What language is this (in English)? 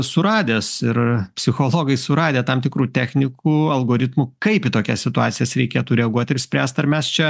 Lithuanian